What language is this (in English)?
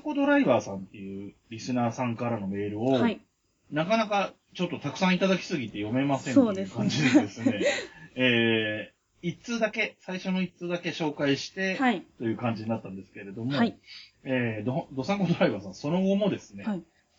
Japanese